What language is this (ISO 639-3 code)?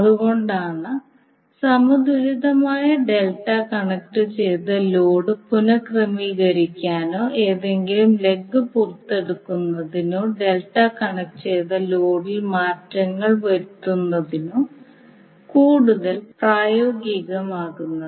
mal